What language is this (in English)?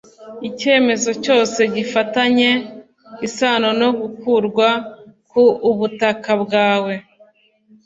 Kinyarwanda